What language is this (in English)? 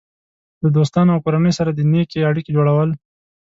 Pashto